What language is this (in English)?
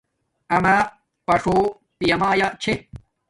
Domaaki